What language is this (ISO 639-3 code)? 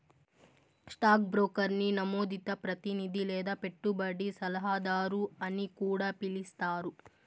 tel